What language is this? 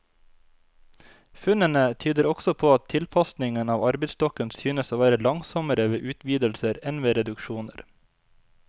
Norwegian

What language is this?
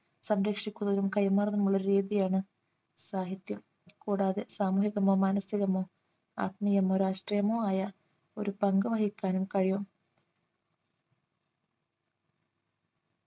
Malayalam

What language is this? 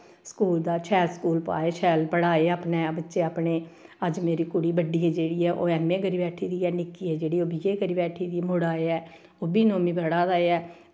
Dogri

